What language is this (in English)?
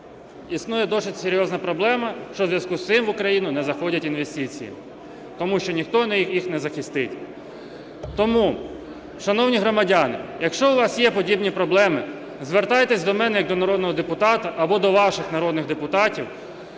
Ukrainian